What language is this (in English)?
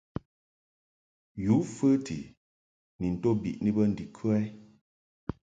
Mungaka